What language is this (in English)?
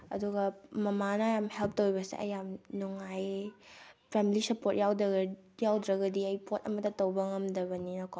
Manipuri